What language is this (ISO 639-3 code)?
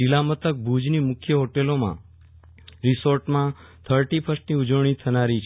guj